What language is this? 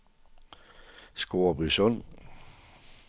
Danish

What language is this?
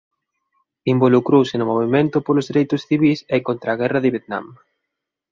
Galician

